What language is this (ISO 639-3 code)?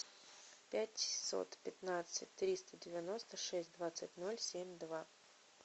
rus